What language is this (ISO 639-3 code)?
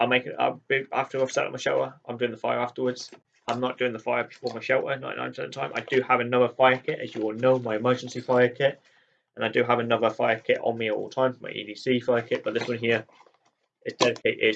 eng